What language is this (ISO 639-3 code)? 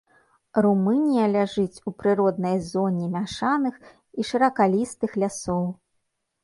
bel